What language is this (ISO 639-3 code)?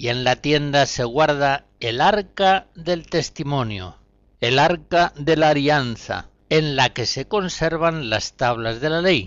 spa